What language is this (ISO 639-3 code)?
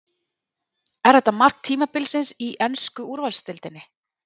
isl